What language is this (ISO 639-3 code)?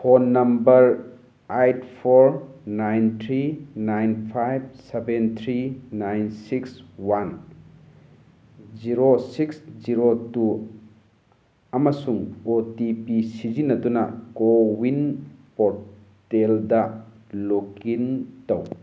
mni